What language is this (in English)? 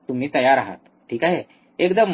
Marathi